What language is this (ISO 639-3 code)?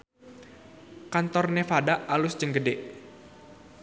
sun